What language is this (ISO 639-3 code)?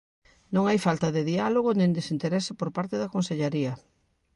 glg